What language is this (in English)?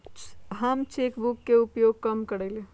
Magahi